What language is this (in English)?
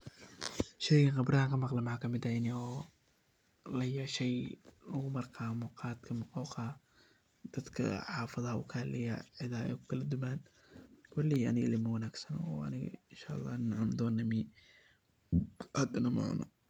Somali